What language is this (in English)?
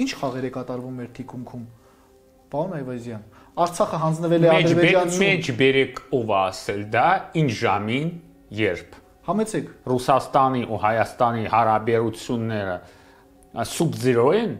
Romanian